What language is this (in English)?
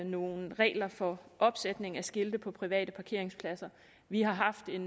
Danish